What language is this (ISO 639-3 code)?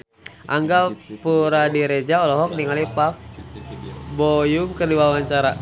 sun